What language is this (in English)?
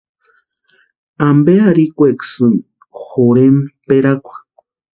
Western Highland Purepecha